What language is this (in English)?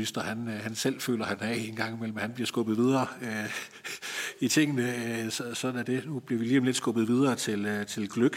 Danish